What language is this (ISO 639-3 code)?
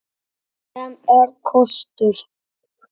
isl